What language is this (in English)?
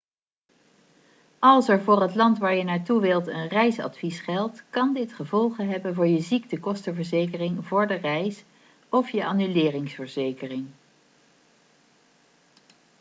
Dutch